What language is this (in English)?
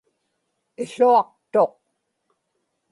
Inupiaq